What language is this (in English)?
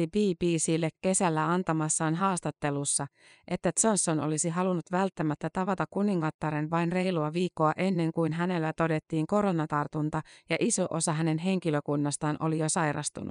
Finnish